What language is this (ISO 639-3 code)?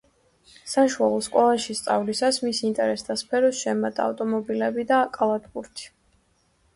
kat